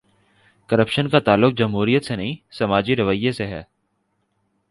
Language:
Urdu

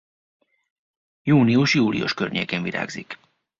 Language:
Hungarian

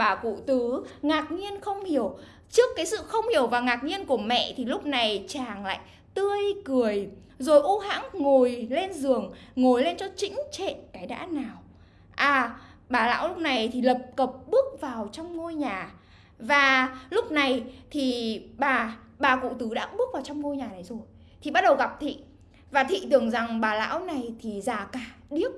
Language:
Vietnamese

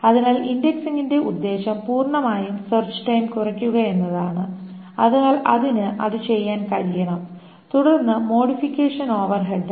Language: Malayalam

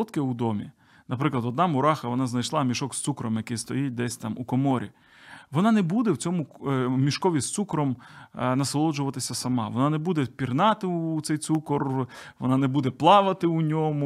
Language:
Ukrainian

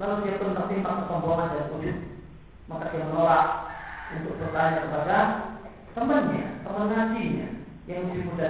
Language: Malay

